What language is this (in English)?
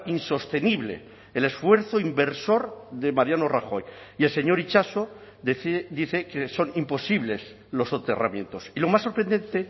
Spanish